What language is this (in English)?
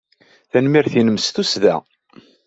Kabyle